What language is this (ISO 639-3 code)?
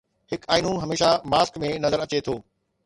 snd